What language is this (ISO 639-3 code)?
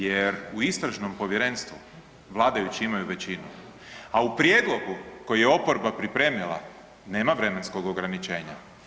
hrv